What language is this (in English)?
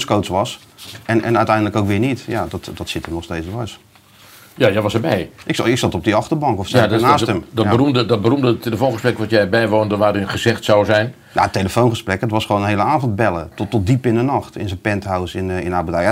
Dutch